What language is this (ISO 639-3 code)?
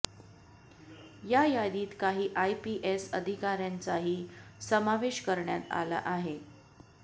mar